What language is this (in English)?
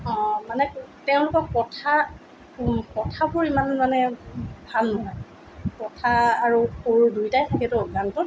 Assamese